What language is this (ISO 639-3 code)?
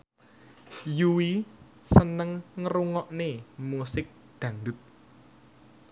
jav